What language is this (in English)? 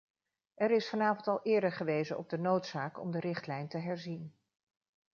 Dutch